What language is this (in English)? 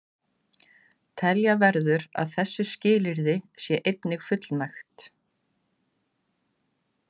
Icelandic